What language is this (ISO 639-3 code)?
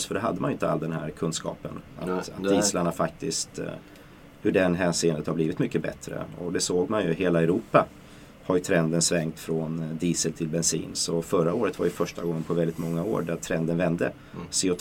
swe